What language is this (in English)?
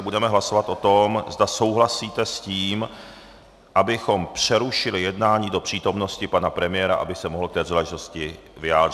Czech